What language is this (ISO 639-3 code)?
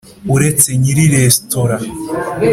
kin